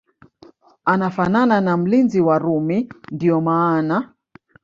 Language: Swahili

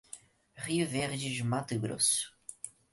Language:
Portuguese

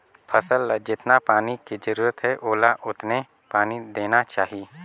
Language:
Chhattisgarhi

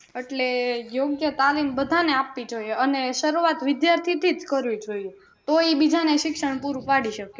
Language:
Gujarati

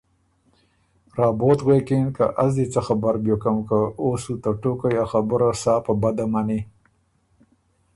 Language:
Ormuri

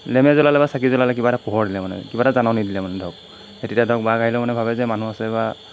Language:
Assamese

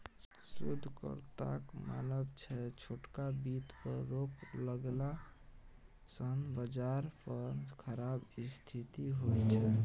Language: Maithili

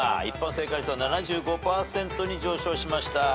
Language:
Japanese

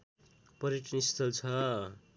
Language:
Nepali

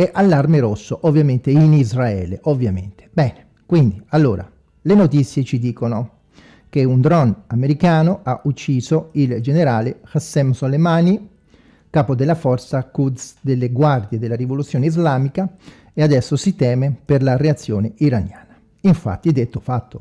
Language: Italian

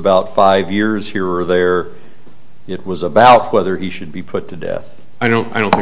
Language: English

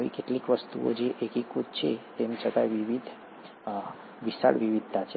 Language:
Gujarati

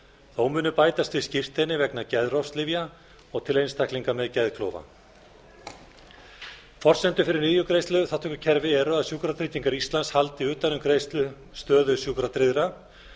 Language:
Icelandic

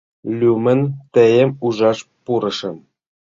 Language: Mari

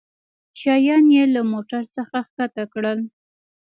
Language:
Pashto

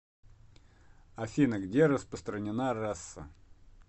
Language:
Russian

